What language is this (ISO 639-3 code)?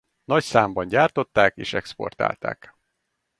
hun